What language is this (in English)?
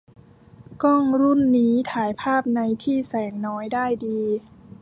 Thai